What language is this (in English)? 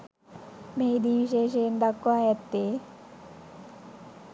Sinhala